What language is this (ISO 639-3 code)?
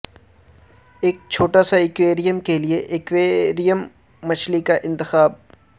urd